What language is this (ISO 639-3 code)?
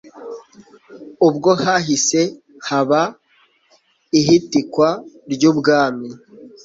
kin